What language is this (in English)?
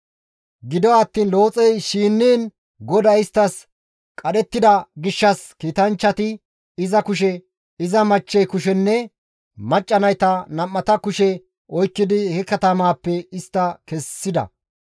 Gamo